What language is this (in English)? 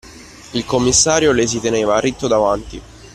Italian